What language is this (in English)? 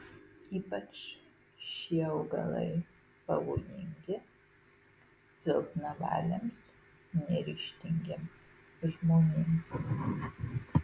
Lithuanian